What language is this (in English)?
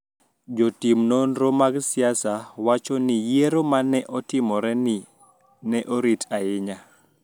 Luo (Kenya and Tanzania)